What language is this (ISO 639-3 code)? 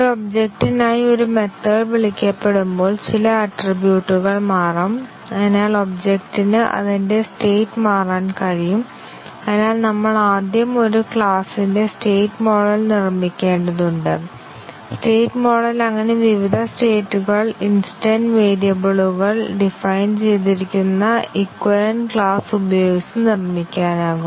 mal